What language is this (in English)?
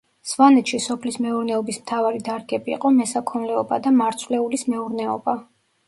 Georgian